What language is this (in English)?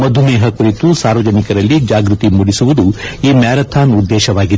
Kannada